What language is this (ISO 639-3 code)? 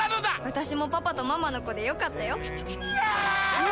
jpn